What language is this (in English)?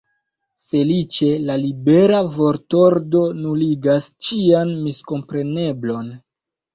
Esperanto